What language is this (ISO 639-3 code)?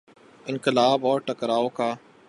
urd